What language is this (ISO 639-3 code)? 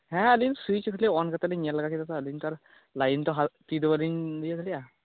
sat